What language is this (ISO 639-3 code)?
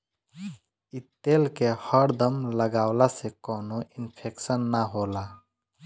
bho